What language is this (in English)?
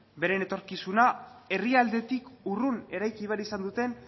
Basque